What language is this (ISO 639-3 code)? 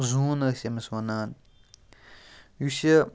kas